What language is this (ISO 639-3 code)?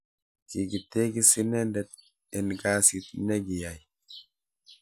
kln